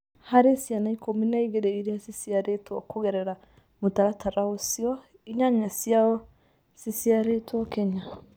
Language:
Kikuyu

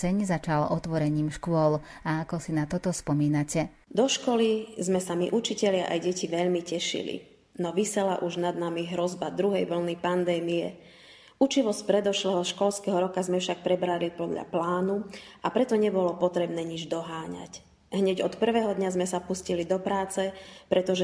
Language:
Slovak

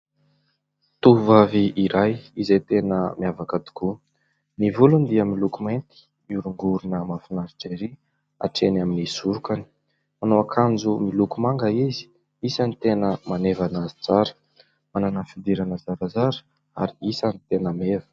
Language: Malagasy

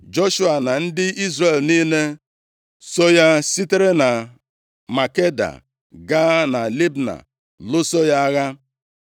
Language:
Igbo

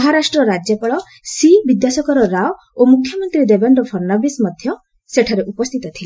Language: Odia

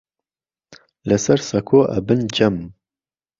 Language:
Central Kurdish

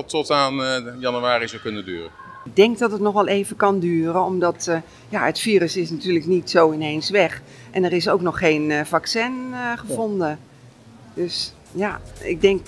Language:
Dutch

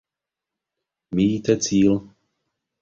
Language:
Czech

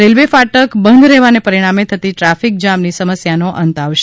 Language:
Gujarati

